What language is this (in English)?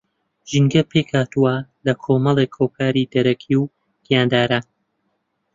Central Kurdish